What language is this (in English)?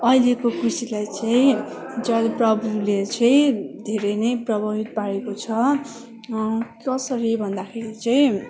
Nepali